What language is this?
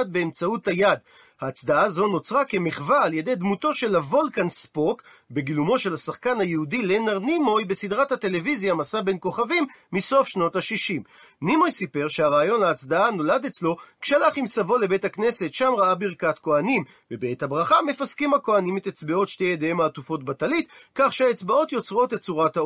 Hebrew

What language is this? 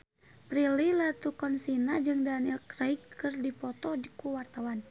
Sundanese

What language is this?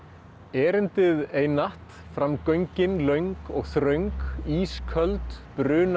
Icelandic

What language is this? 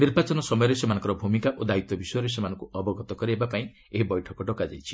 Odia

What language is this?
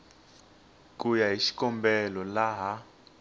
Tsonga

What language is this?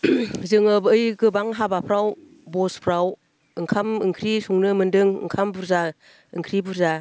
Bodo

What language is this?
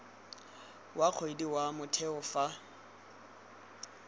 Tswana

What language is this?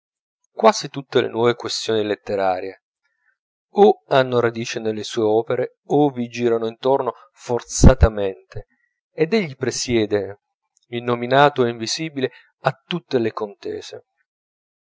Italian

